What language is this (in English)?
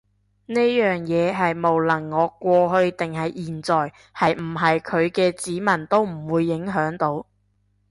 Cantonese